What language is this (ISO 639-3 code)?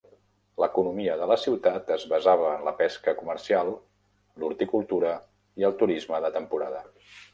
cat